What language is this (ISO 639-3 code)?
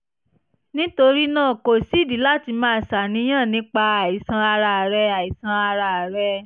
yor